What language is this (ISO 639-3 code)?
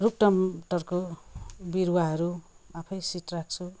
nep